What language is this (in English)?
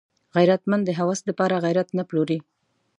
Pashto